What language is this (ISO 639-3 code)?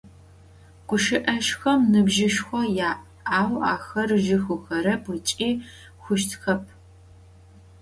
ady